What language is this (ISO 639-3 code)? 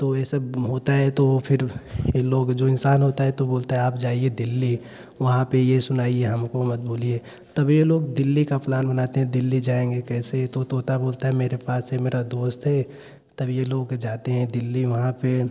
hin